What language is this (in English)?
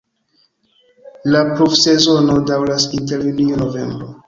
Esperanto